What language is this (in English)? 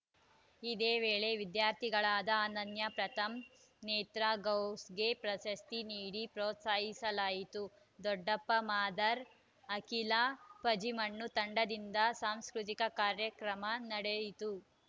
Kannada